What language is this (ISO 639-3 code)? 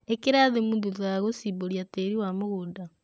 kik